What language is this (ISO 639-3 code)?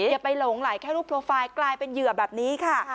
tha